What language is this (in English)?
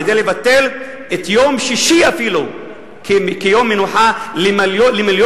Hebrew